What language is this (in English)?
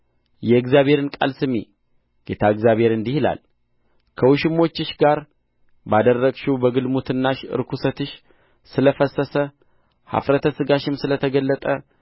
Amharic